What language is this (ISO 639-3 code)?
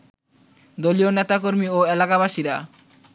ben